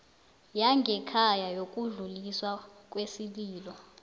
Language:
South Ndebele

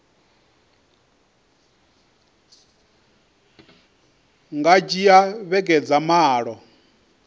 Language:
Venda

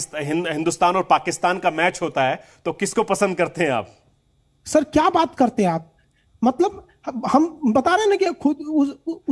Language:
Hindi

